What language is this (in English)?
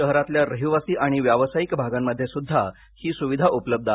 Marathi